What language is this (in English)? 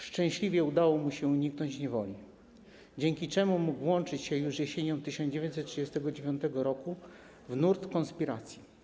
Polish